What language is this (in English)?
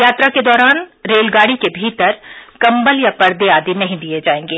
Hindi